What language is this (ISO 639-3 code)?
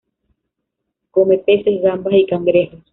spa